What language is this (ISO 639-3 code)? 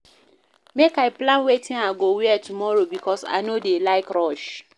pcm